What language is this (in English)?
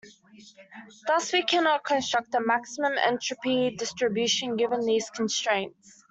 English